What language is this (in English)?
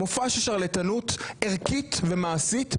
Hebrew